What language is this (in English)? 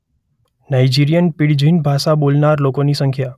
Gujarati